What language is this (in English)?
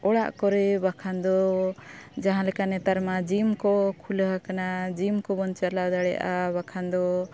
Santali